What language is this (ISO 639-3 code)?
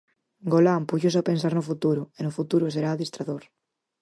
glg